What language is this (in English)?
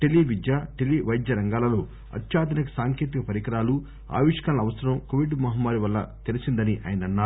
Telugu